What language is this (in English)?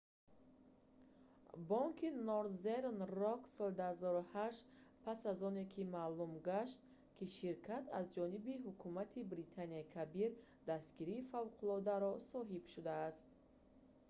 Tajik